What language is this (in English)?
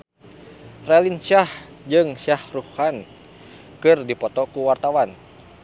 Sundanese